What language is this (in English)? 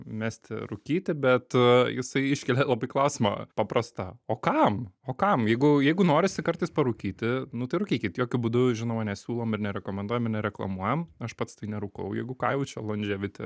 Lithuanian